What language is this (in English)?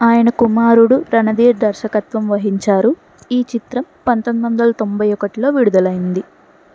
Telugu